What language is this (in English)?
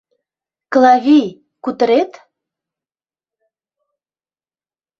Mari